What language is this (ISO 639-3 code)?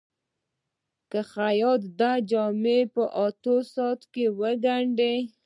pus